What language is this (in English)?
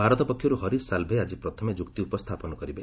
Odia